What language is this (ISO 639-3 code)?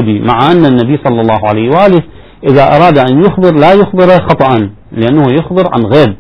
ara